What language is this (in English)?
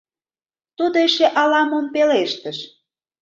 Mari